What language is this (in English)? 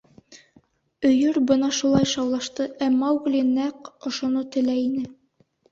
Bashkir